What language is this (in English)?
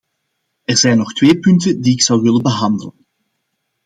Dutch